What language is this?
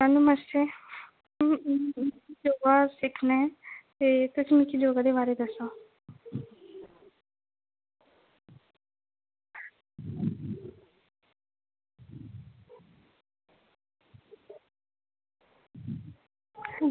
Dogri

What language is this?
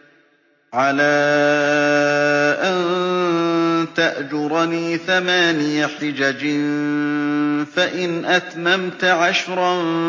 Arabic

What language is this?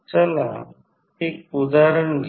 Marathi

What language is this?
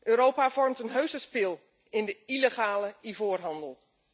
Dutch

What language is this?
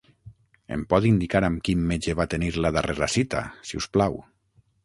Catalan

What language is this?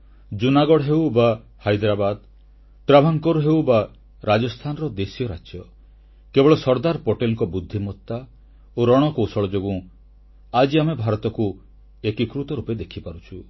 Odia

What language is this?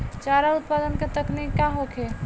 Bhojpuri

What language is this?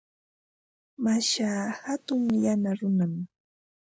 Ambo-Pasco Quechua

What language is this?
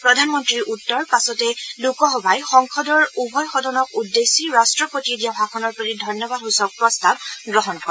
Assamese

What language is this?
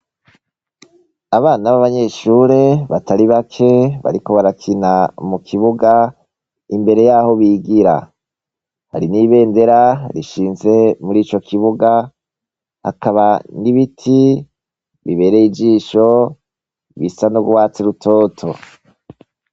Rundi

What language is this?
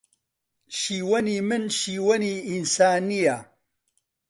Central Kurdish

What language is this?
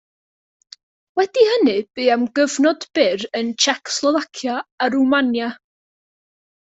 Welsh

